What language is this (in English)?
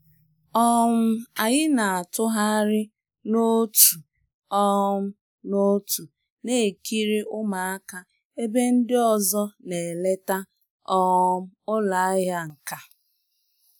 Igbo